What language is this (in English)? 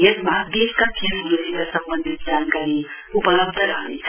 Nepali